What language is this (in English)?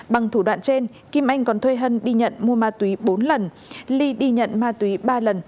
Vietnamese